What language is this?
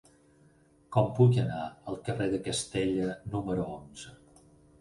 Catalan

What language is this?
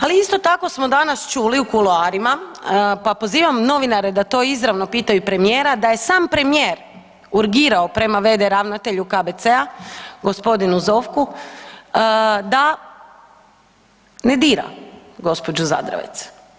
Croatian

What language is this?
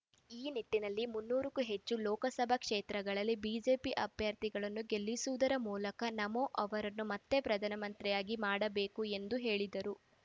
Kannada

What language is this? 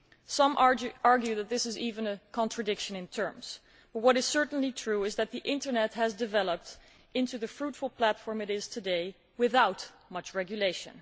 English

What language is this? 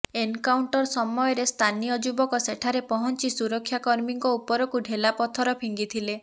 Odia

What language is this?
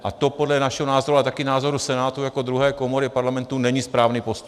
Czech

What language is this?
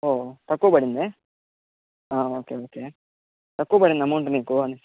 Telugu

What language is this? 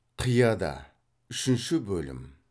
Kazakh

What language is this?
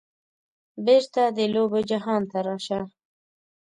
Pashto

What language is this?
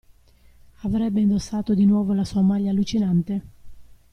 Italian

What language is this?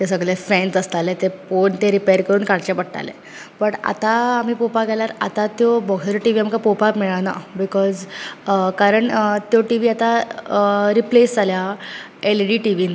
Konkani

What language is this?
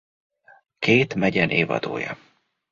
Hungarian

